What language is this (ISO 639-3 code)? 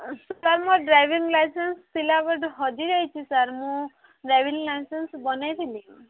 ori